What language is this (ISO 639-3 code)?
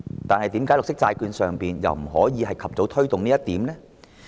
yue